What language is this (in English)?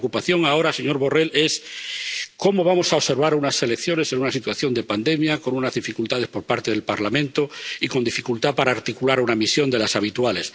Spanish